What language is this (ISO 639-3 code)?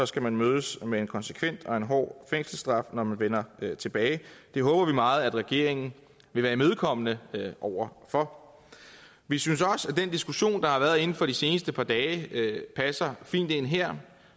dan